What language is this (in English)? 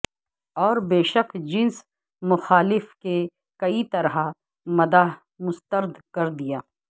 Urdu